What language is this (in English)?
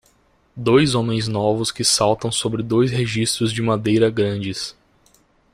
Portuguese